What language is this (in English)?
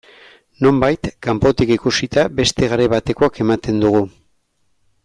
Basque